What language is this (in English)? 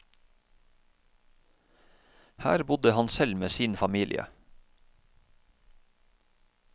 Norwegian